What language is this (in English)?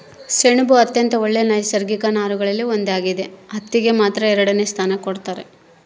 Kannada